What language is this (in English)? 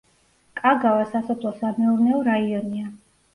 Georgian